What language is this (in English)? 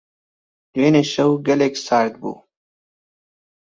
Central Kurdish